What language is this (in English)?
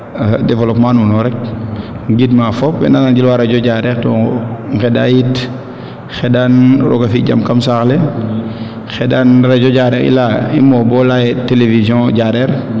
Serer